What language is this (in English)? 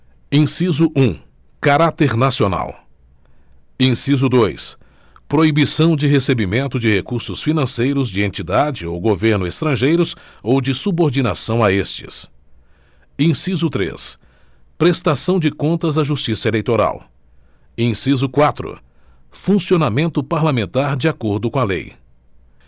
Portuguese